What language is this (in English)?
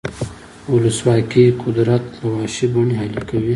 Pashto